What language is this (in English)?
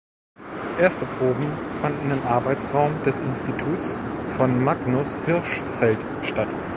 German